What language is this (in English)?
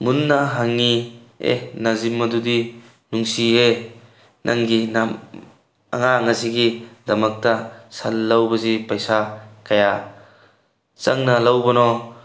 Manipuri